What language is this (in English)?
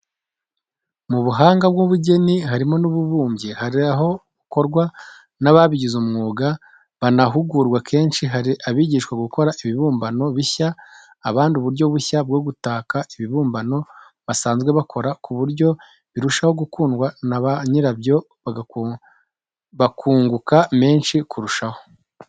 Kinyarwanda